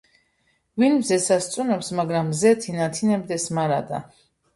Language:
Georgian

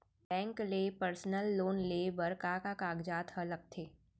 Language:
Chhattisgarhi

